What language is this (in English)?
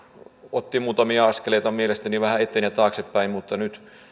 Finnish